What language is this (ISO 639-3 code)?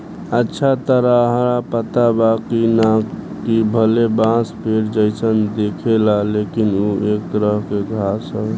bho